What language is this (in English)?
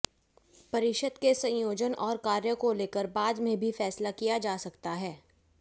Hindi